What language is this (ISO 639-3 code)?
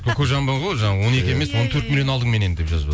kaz